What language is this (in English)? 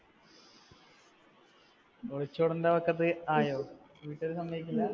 Malayalam